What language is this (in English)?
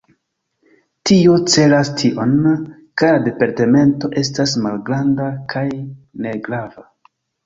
Esperanto